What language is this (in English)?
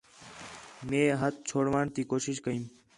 Khetrani